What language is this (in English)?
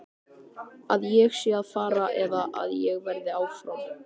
Icelandic